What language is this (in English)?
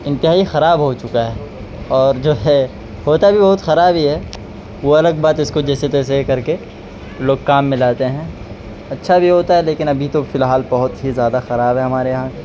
Urdu